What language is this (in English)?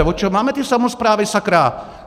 Czech